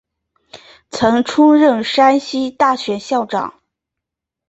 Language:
Chinese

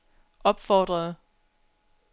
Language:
Danish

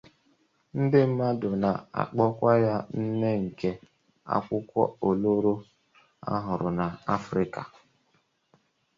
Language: Igbo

